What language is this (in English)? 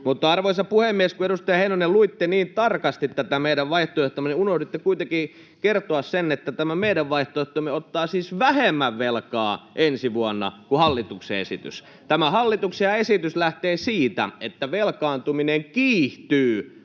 Finnish